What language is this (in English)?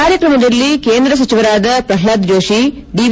Kannada